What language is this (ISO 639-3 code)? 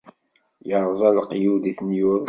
kab